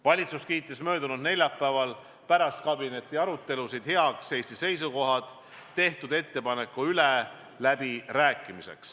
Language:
Estonian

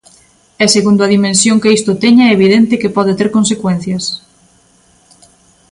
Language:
Galician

